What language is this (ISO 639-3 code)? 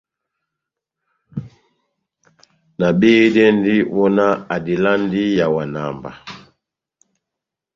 bnm